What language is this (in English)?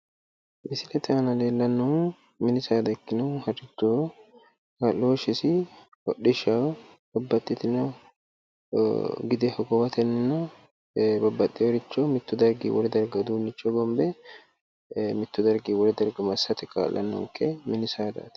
Sidamo